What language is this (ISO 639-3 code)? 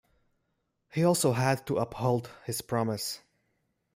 eng